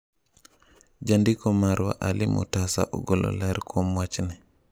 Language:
Luo (Kenya and Tanzania)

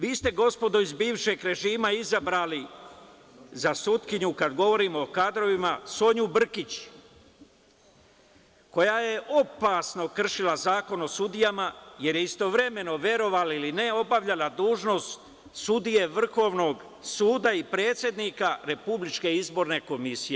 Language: Serbian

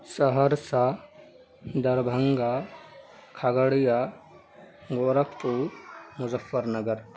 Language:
Urdu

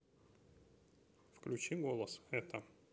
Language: Russian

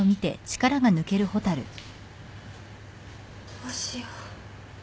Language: Japanese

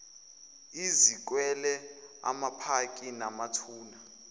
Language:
Zulu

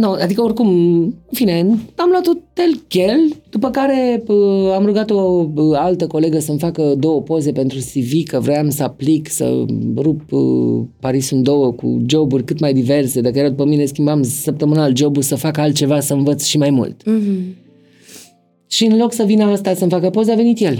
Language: Romanian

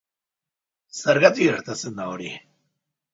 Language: Basque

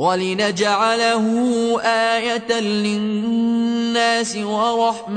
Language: Arabic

